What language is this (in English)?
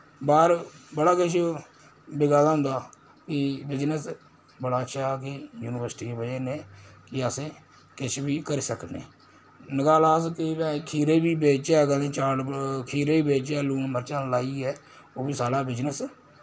Dogri